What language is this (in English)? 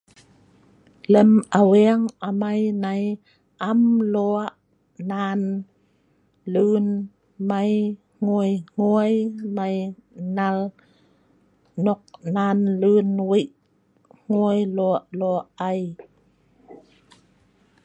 Sa'ban